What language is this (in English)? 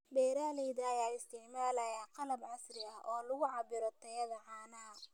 Somali